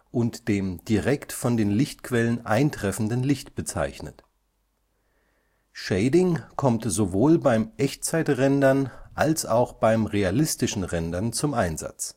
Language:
German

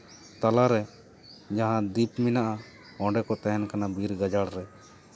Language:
Santali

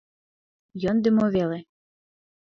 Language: Mari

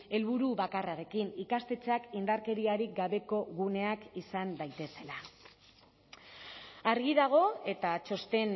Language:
Basque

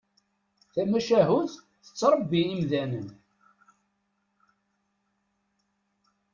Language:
Kabyle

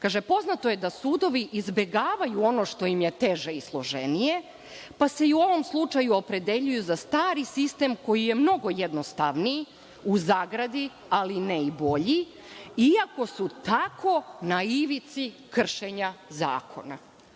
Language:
Serbian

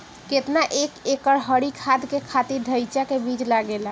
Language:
Bhojpuri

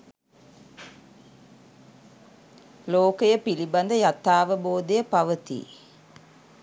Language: Sinhala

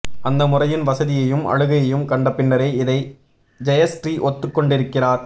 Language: Tamil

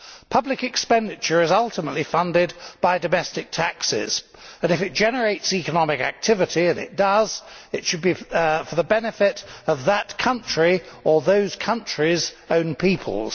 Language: English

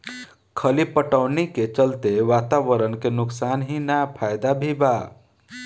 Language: Bhojpuri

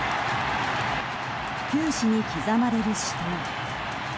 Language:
Japanese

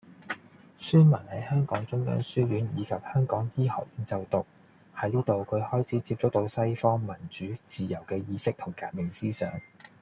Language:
Cantonese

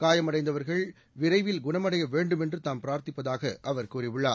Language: Tamil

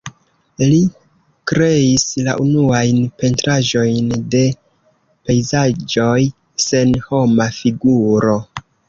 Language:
Esperanto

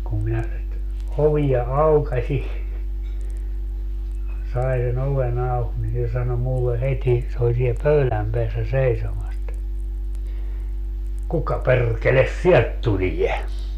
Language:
Finnish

